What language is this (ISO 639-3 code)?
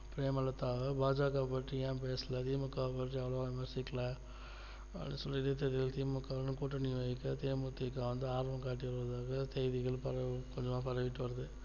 tam